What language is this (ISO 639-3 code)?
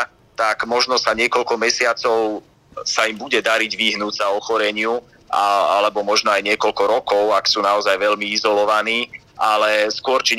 slk